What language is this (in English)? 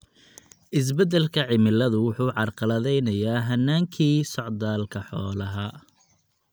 Somali